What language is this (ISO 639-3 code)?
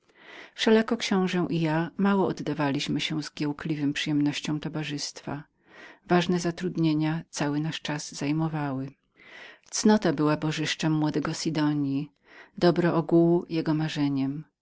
pol